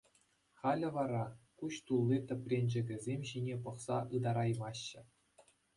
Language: Chuvash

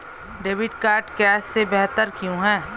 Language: Hindi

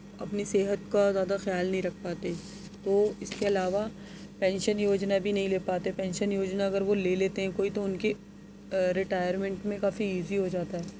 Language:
Urdu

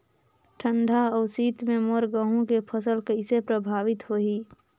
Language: Chhattisgarhi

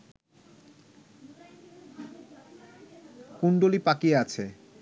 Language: Bangla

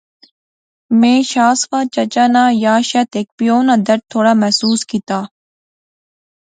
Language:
Pahari-Potwari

